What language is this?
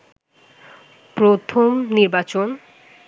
Bangla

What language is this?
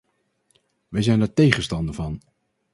Dutch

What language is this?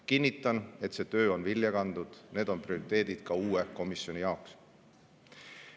Estonian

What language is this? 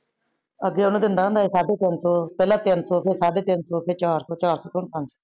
Punjabi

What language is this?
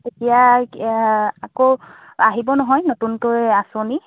Assamese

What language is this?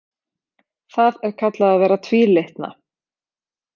Icelandic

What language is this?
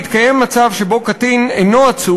Hebrew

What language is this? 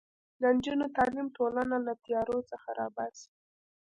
Pashto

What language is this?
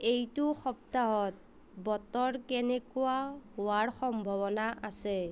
Assamese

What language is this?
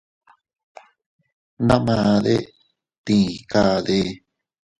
Teutila Cuicatec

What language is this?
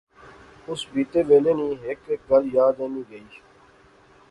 Pahari-Potwari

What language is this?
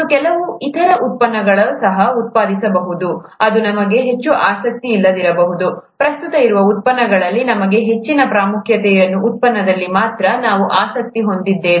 Kannada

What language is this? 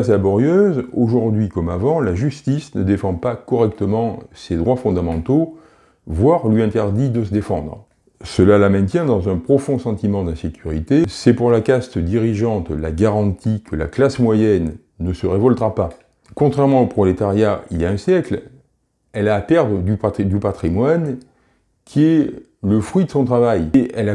French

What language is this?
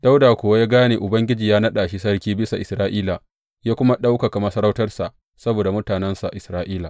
Hausa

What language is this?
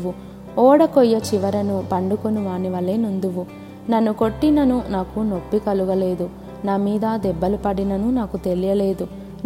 Telugu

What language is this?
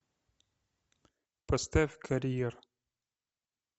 Russian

